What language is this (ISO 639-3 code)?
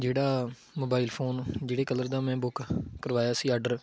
pan